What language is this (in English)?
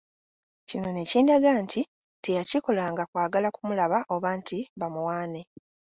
Ganda